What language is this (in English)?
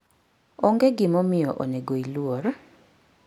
Luo (Kenya and Tanzania)